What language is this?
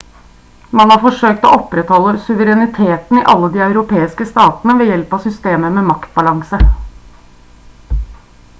Norwegian Bokmål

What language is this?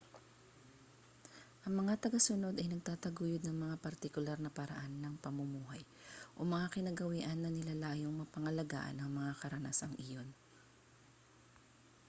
Filipino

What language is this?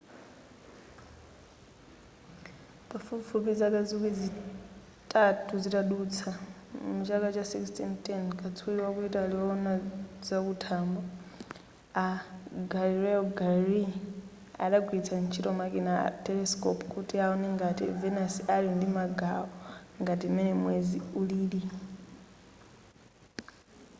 Nyanja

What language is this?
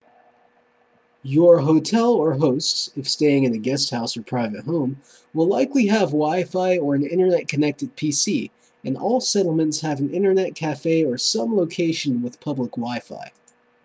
English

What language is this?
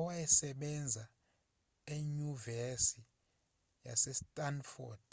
Zulu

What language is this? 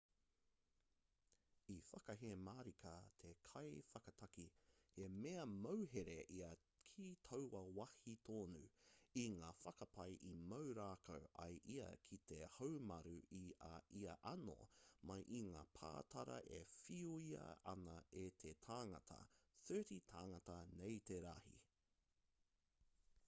Māori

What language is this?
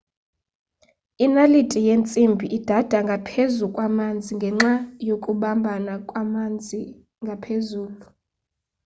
Xhosa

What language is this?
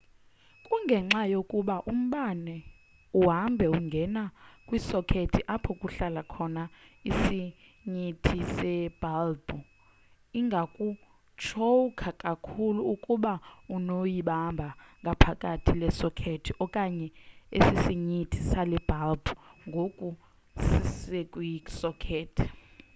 Xhosa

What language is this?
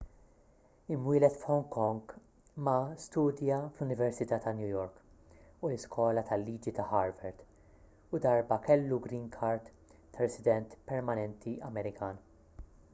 Maltese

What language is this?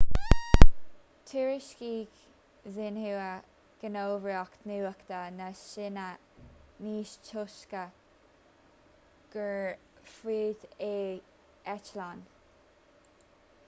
Irish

